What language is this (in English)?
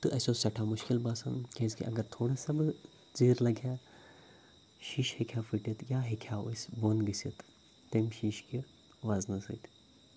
Kashmiri